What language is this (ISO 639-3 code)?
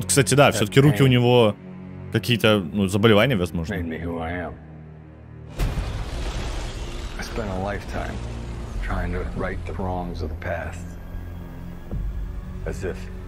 rus